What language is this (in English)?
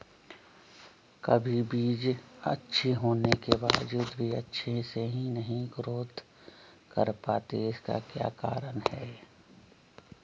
Magahi